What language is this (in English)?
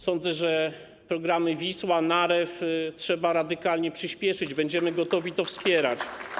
Polish